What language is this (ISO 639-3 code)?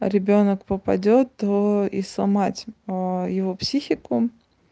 rus